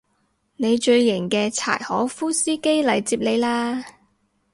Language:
Cantonese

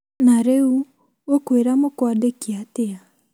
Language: Kikuyu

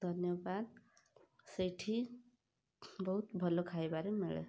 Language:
Odia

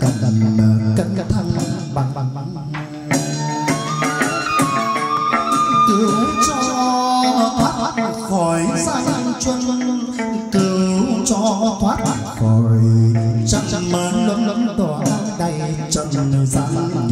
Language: Vietnamese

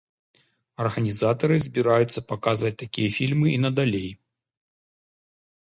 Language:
Belarusian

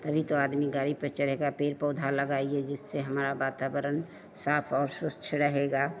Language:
Hindi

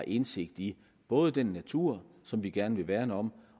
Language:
Danish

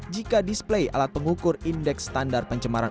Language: Indonesian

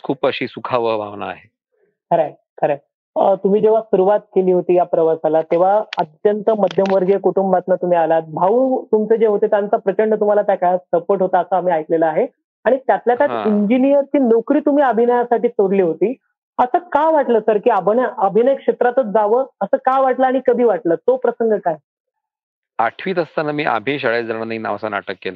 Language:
Marathi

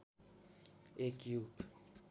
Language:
Nepali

